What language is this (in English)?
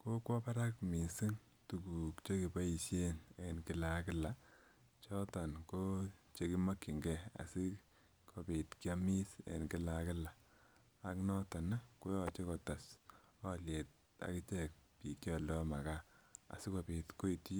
Kalenjin